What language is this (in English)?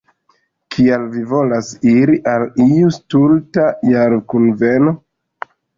Esperanto